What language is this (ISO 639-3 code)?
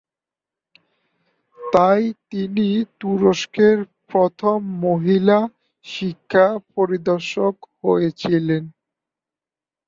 ben